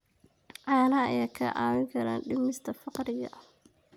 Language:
Somali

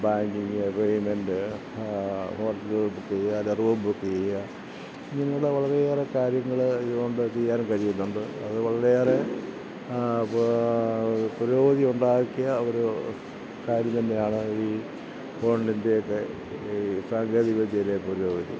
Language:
Malayalam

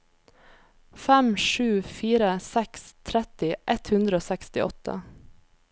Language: Norwegian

